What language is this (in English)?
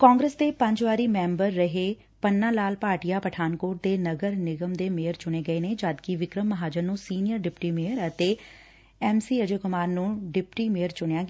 Punjabi